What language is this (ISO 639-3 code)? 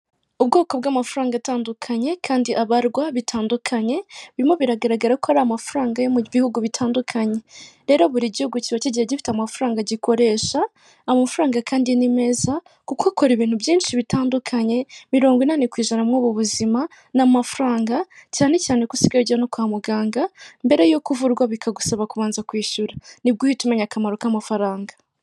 kin